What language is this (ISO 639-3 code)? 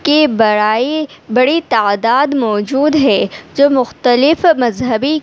urd